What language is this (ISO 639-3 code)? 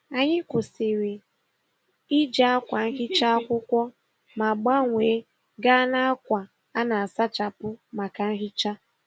ibo